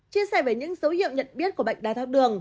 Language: Vietnamese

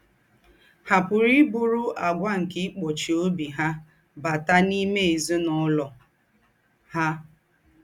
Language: Igbo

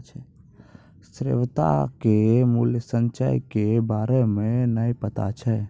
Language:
Maithili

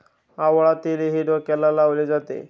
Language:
Marathi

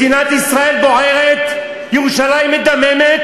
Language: Hebrew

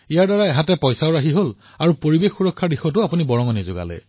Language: Assamese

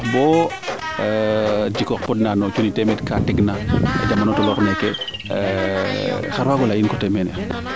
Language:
Serer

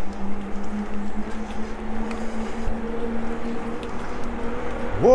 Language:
Polish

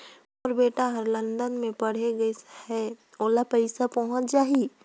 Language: Chhattisgarhi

